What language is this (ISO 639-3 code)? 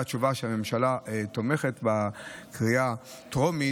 heb